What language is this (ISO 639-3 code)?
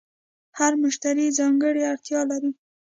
pus